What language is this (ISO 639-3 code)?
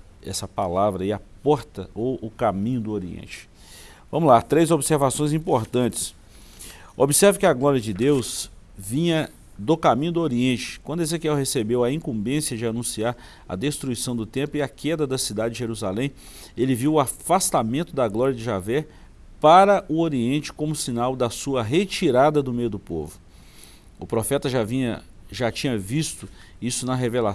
por